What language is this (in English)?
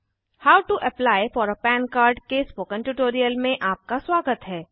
Hindi